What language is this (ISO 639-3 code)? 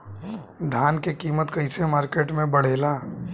bho